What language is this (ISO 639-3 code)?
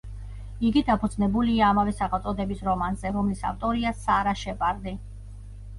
kat